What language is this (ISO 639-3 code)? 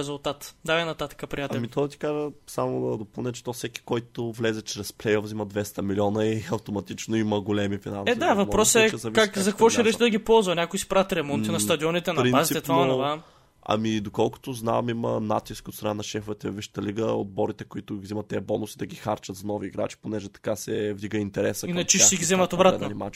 bul